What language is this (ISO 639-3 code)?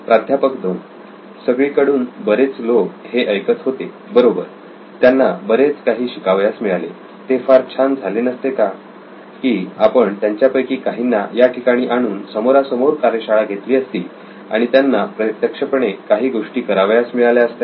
mar